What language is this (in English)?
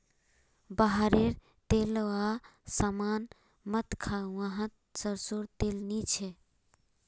Magahi